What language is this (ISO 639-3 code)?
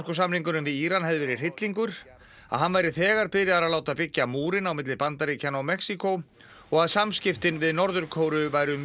isl